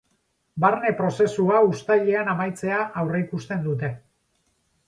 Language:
Basque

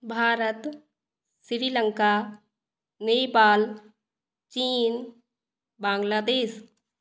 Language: Hindi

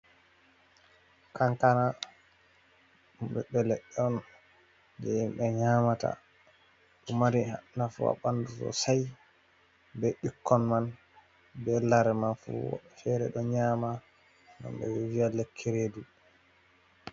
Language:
Fula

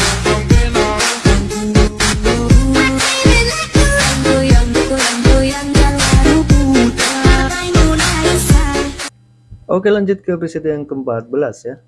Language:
Indonesian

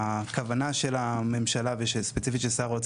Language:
Hebrew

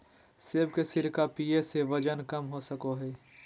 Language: Magahi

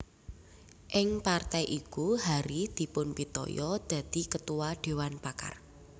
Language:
Javanese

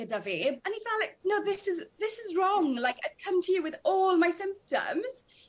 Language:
Welsh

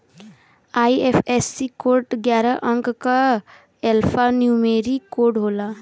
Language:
Bhojpuri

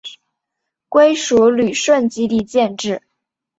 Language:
Chinese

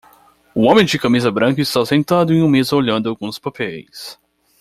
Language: Portuguese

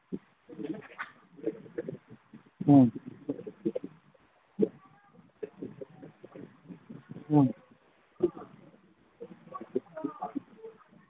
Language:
Manipuri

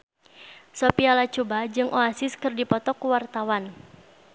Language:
Sundanese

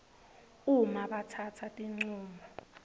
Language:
Swati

